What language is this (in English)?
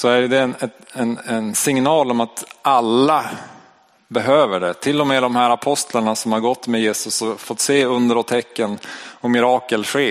Swedish